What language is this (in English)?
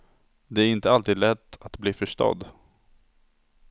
Swedish